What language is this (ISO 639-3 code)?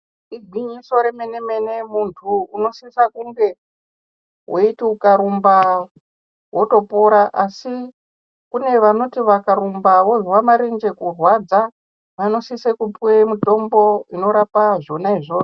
ndc